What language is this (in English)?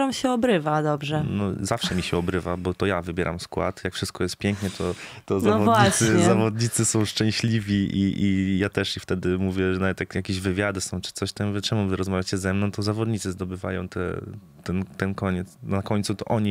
Polish